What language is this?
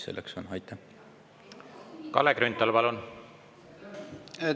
Estonian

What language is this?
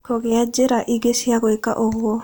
Kikuyu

